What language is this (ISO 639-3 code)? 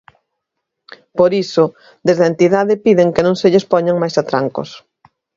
glg